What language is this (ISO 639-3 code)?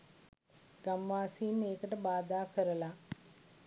sin